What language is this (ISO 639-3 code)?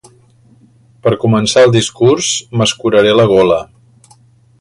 cat